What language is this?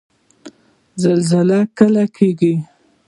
Pashto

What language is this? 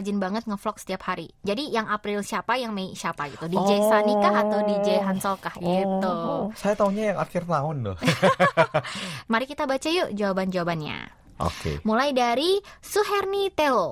Indonesian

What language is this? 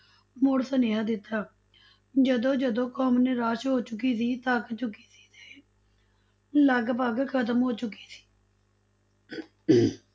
Punjabi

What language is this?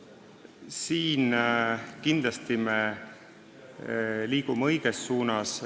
Estonian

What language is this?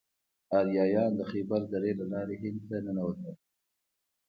Pashto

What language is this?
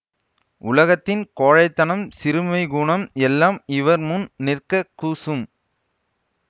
Tamil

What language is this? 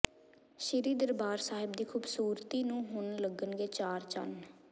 Punjabi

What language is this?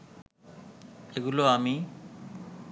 Bangla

